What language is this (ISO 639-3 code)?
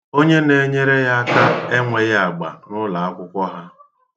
ibo